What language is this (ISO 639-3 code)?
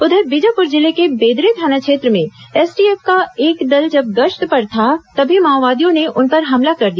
hin